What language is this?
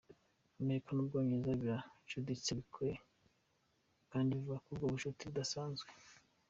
Kinyarwanda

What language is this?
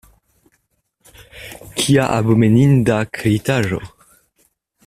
Esperanto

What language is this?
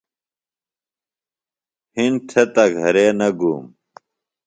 Phalura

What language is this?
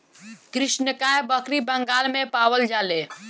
Bhojpuri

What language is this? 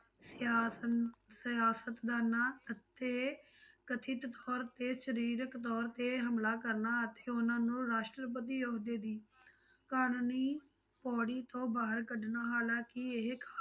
Punjabi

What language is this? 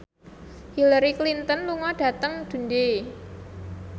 Javanese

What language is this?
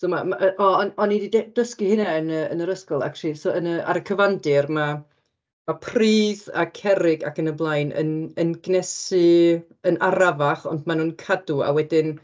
Welsh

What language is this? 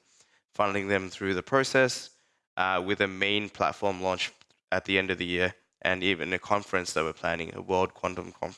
English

